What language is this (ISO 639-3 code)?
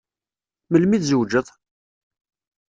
kab